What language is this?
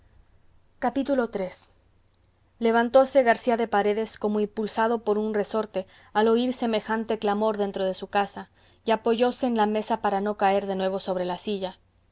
Spanish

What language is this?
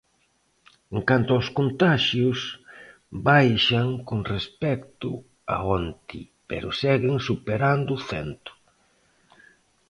Galician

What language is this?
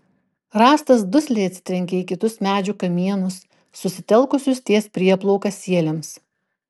Lithuanian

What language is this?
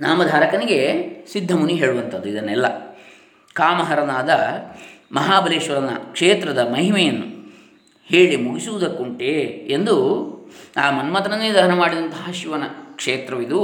Kannada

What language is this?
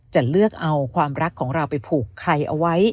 Thai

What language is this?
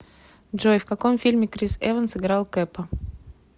Russian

